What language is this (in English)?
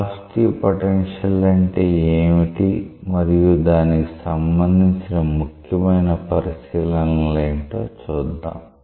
Telugu